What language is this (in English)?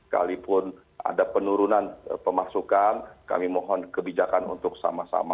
Indonesian